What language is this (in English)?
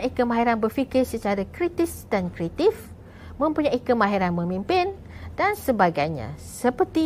Malay